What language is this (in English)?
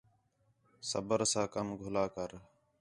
Khetrani